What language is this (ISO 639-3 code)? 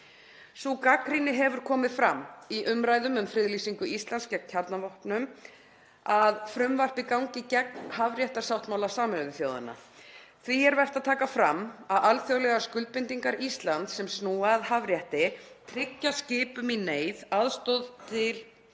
isl